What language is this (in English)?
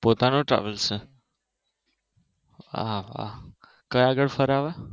Gujarati